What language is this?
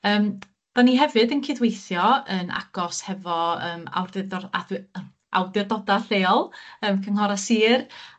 Welsh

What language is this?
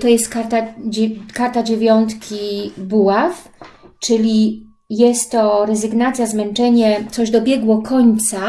Polish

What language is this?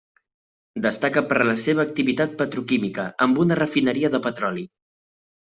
Catalan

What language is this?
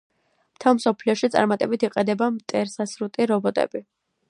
Georgian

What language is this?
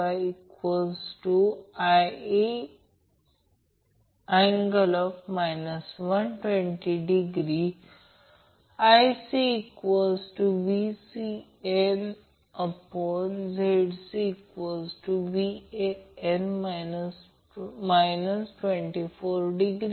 Marathi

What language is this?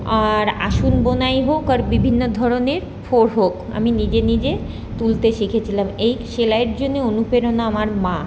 Bangla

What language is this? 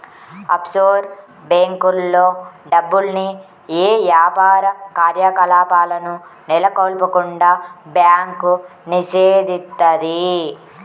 Telugu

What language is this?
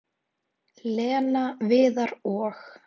Icelandic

